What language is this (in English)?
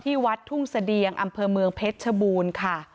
Thai